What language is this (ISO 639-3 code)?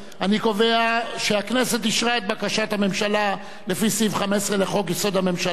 heb